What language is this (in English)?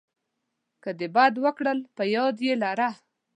Pashto